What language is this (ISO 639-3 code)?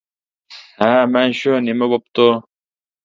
uig